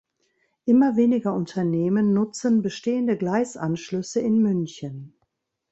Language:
German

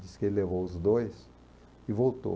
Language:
Portuguese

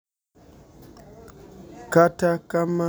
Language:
Luo (Kenya and Tanzania)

